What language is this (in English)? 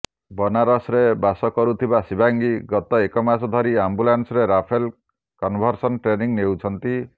Odia